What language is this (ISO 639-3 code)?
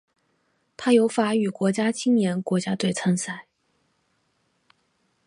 zho